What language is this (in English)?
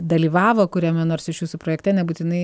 Lithuanian